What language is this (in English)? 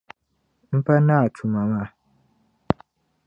Dagbani